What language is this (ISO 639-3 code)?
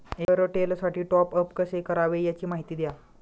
mar